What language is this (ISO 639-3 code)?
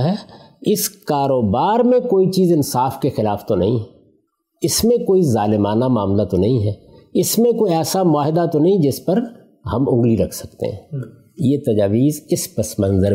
urd